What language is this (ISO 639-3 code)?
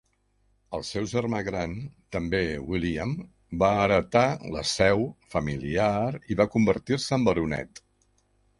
cat